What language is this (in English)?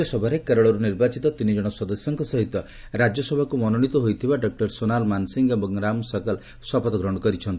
Odia